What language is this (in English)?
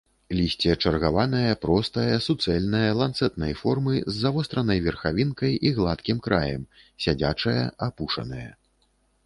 Belarusian